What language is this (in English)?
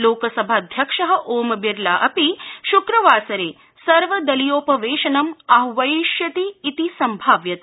Sanskrit